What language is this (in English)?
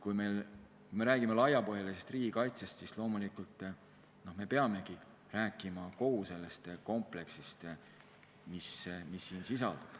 Estonian